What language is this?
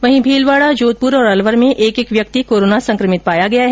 Hindi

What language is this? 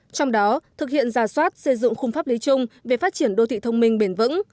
Vietnamese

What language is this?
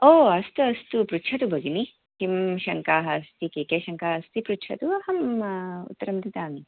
Sanskrit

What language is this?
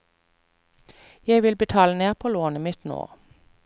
Norwegian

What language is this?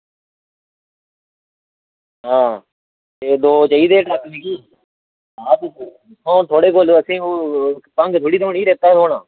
Dogri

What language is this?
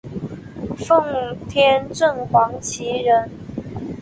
Chinese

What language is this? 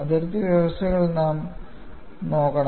Malayalam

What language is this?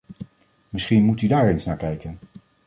Dutch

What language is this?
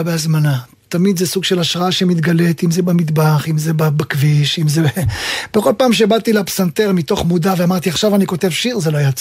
Hebrew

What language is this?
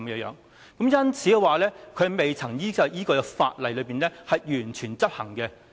Cantonese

